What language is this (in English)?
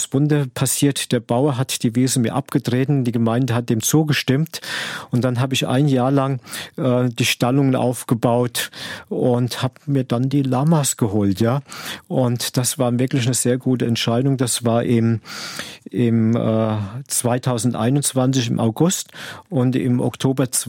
German